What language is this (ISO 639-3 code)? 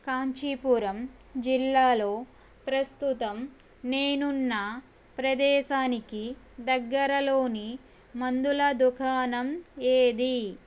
tel